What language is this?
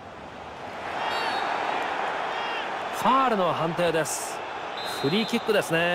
Japanese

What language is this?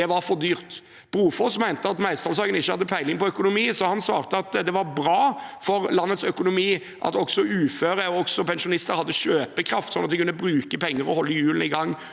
Norwegian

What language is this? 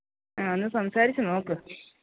Malayalam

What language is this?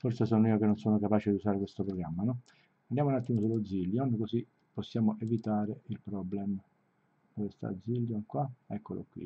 Italian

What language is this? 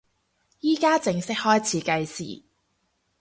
Cantonese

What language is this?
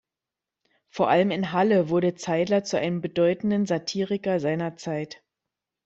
German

